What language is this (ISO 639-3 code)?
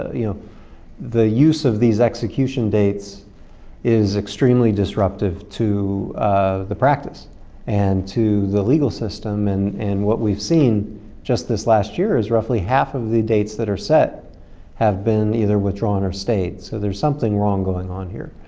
eng